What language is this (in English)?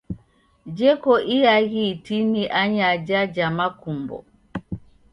Taita